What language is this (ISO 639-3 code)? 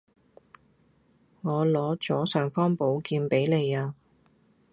yue